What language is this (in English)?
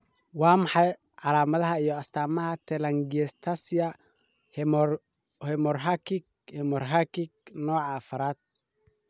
Somali